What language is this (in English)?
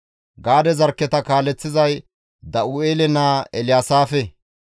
Gamo